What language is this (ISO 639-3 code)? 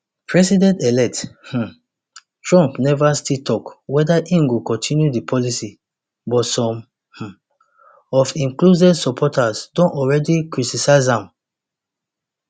pcm